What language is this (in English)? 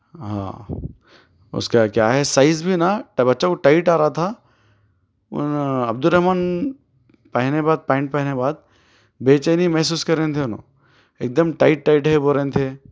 Urdu